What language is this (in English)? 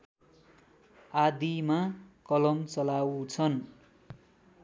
Nepali